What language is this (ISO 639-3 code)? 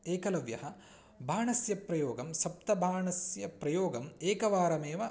san